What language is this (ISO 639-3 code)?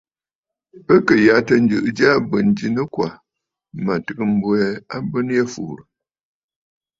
bfd